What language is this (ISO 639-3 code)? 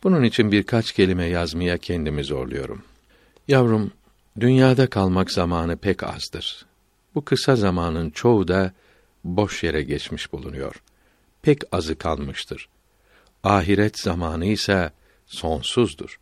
tur